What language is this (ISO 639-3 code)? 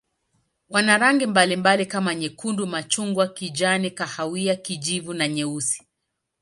swa